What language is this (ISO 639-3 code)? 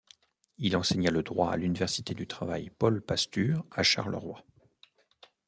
fra